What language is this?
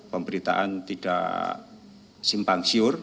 Indonesian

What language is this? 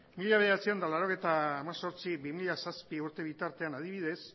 Basque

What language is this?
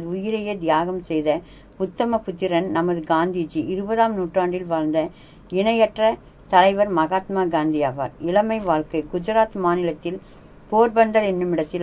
Tamil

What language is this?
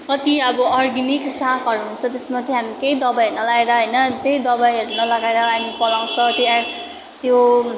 Nepali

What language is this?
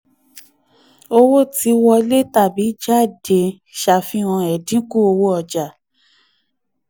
Yoruba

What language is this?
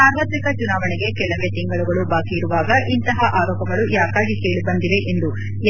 Kannada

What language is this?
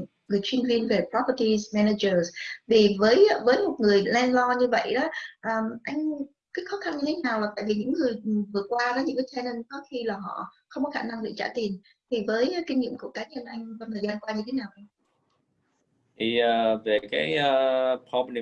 Vietnamese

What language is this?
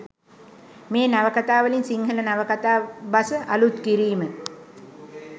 Sinhala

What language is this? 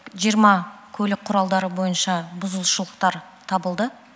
Kazakh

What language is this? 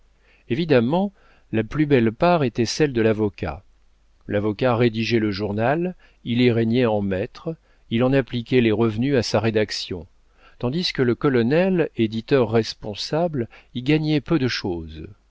French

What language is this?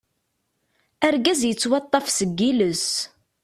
Kabyle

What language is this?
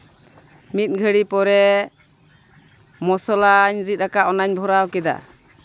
Santali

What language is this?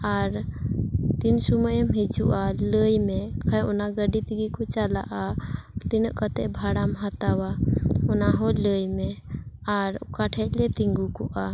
Santali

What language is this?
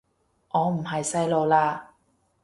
Cantonese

